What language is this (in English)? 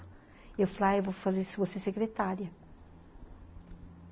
Portuguese